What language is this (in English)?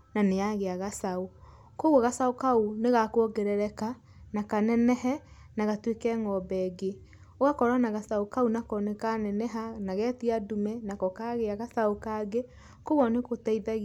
Kikuyu